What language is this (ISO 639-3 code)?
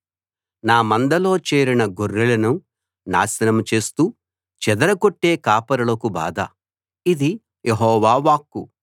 tel